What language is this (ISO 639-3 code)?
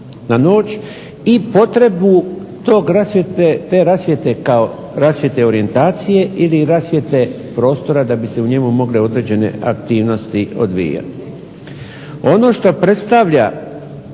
hrv